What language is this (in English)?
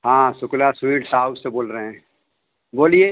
Hindi